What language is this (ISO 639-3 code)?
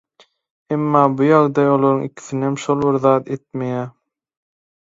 tuk